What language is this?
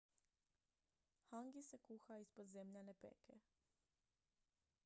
Croatian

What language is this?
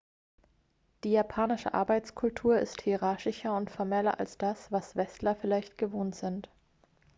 German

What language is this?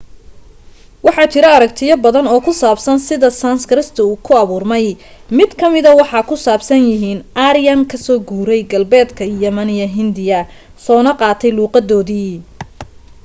Somali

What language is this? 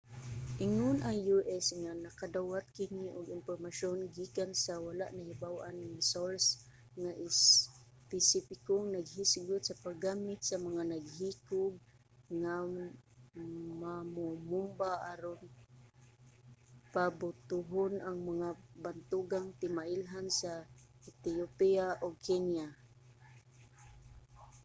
Cebuano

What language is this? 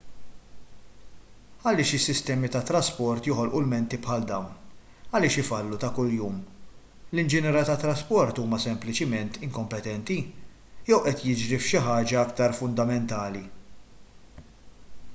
Maltese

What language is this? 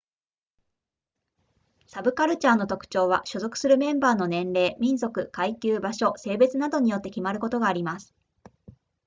Japanese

